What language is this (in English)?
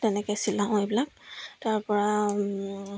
Assamese